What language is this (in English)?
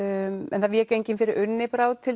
Icelandic